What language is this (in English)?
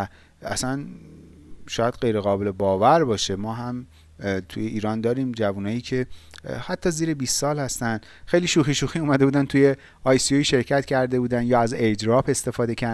Persian